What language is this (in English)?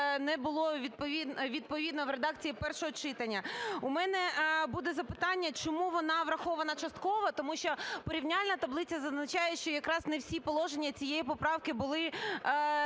Ukrainian